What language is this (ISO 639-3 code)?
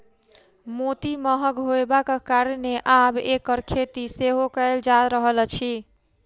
mai